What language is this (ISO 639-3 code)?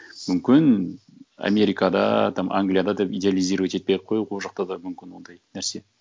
kaz